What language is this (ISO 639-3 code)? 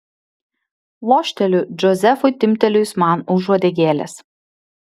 lit